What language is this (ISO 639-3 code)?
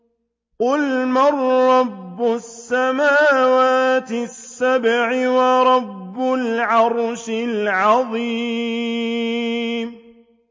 ara